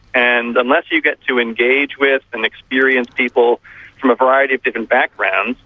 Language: English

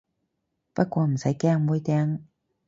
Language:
Cantonese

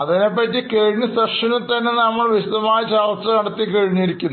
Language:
Malayalam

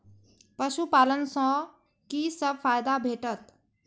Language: Maithili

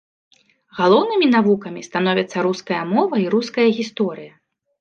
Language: Belarusian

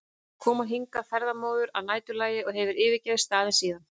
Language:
Icelandic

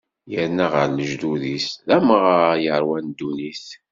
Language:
Kabyle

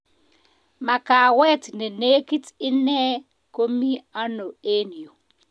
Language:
Kalenjin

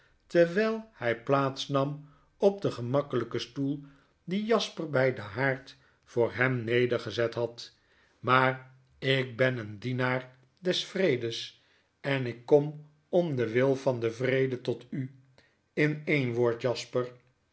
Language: Dutch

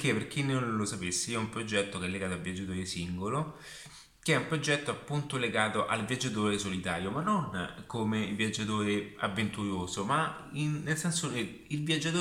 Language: Italian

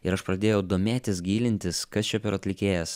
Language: Lithuanian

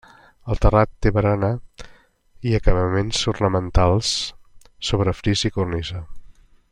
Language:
Catalan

